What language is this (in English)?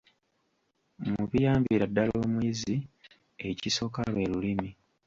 Ganda